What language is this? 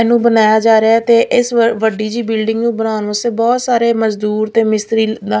Punjabi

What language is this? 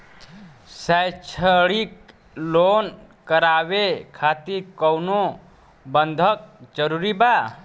Bhojpuri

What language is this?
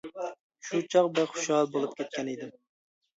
Uyghur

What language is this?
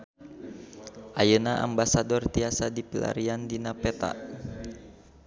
Sundanese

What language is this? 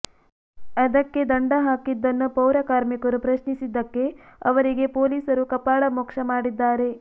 Kannada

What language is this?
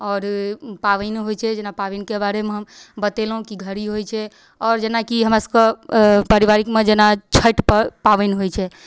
Maithili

